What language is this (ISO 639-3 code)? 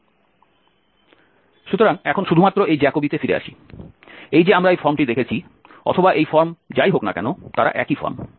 ben